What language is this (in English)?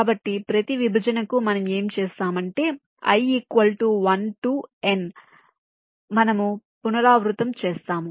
Telugu